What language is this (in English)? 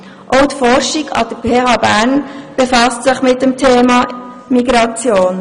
Swiss German